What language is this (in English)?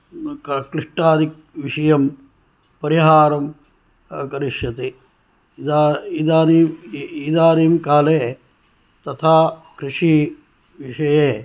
Sanskrit